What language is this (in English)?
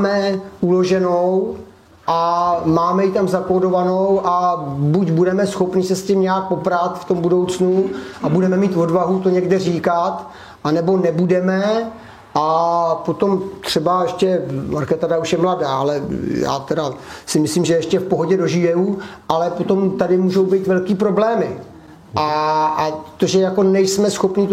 Czech